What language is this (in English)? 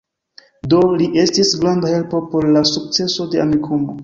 Esperanto